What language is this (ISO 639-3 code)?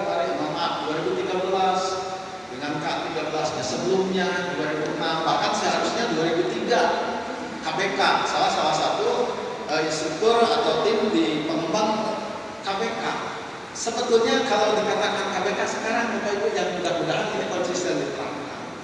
ind